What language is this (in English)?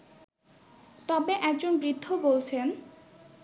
Bangla